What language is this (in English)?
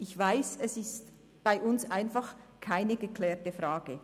Swiss German